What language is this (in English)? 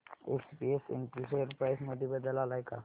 Marathi